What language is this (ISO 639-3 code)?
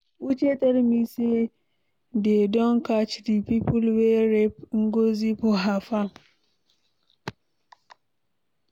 pcm